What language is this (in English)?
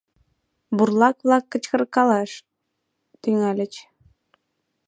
Mari